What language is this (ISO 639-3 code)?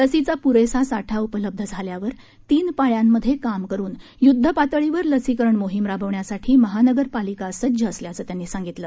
mar